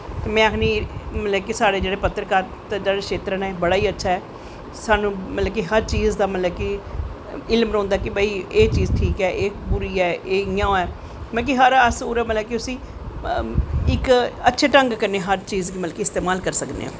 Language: Dogri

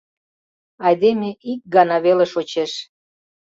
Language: Mari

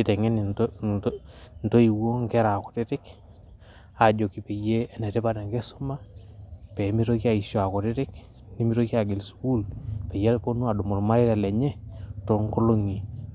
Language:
Masai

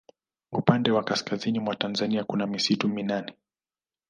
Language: Swahili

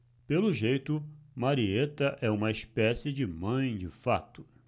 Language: Portuguese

